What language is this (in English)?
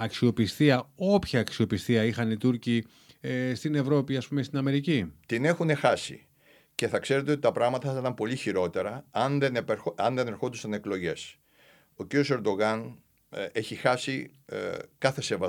Greek